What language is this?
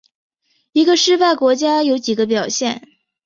Chinese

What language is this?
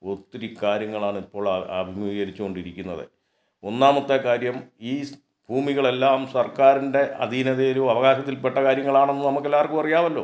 Malayalam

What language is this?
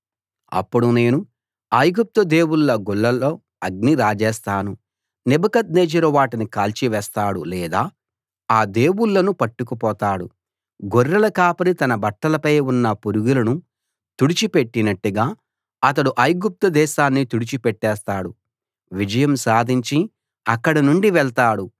Telugu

